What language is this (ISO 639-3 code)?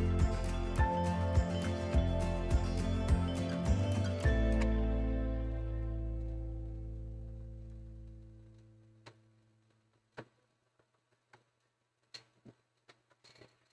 ind